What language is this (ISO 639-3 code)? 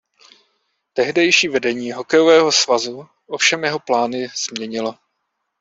ces